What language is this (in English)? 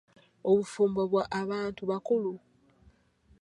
Ganda